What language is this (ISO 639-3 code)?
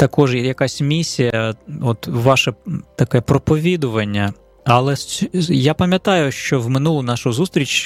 ukr